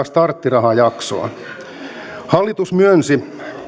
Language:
Finnish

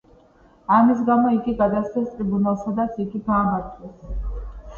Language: Georgian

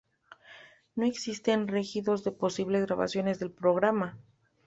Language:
Spanish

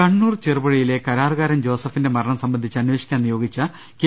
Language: Malayalam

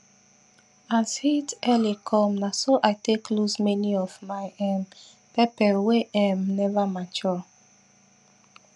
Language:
Nigerian Pidgin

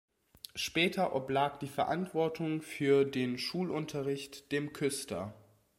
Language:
German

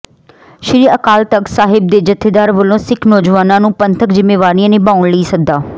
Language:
Punjabi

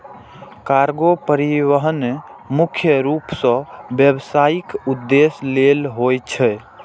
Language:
Maithili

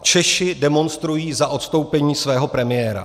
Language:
Czech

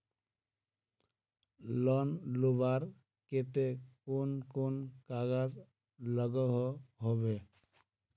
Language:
Magahi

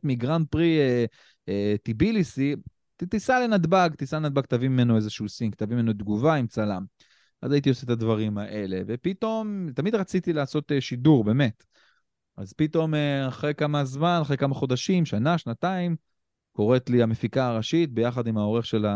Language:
Hebrew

